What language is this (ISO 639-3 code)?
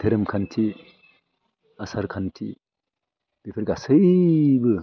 brx